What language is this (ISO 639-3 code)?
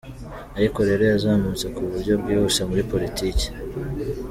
kin